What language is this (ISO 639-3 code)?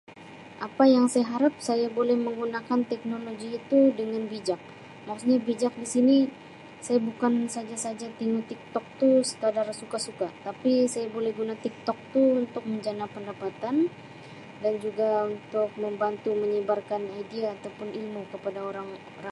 msi